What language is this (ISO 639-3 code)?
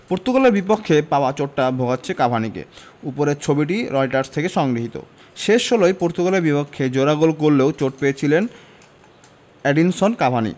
ben